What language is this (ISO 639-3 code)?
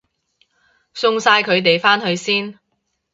yue